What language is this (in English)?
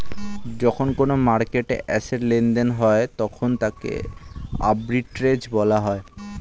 Bangla